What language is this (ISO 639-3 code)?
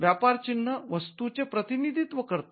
mar